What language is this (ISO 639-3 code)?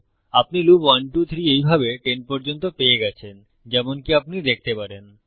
ben